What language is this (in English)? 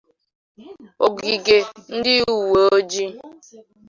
Igbo